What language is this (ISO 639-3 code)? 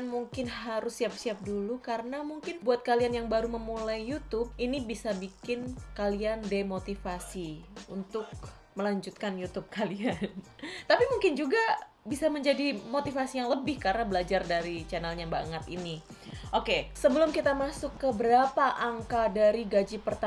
ind